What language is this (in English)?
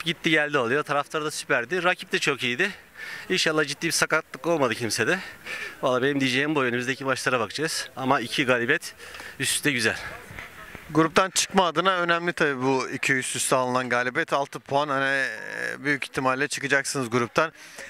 Turkish